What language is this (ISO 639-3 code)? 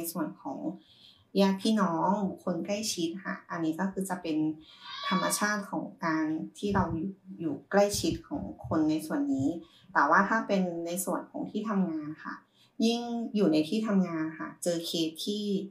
tha